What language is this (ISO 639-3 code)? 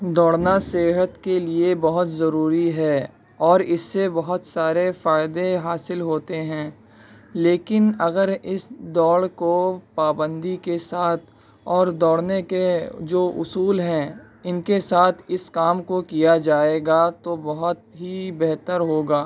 urd